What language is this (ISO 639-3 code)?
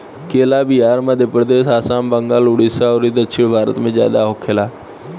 bho